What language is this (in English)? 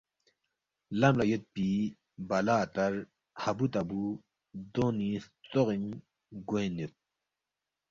Balti